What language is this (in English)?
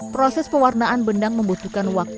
Indonesian